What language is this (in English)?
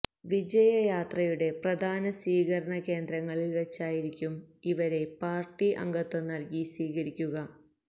Malayalam